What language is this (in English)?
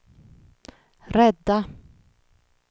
Swedish